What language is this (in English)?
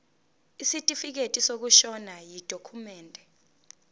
Zulu